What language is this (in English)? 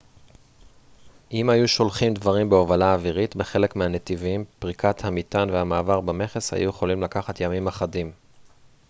Hebrew